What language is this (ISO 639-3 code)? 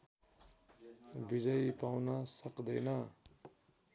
nep